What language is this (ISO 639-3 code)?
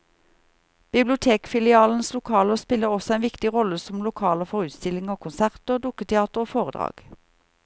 nor